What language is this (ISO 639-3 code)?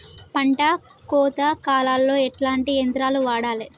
tel